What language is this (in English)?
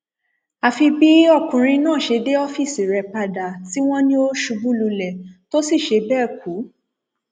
Yoruba